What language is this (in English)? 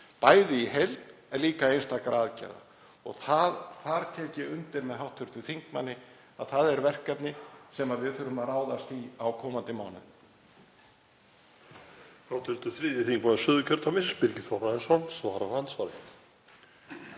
Icelandic